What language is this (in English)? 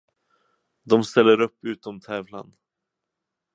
Swedish